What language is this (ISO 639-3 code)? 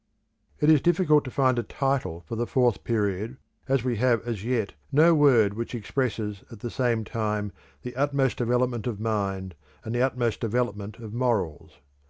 eng